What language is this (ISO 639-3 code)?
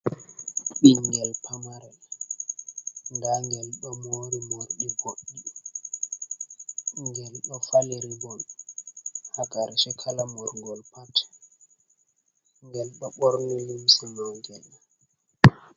ful